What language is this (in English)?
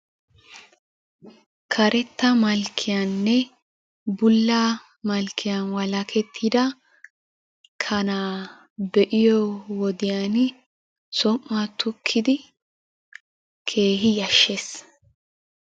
Wolaytta